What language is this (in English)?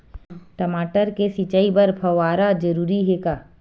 Chhattisgarhi